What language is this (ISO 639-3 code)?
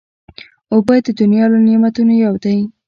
pus